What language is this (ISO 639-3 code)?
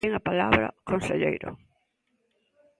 glg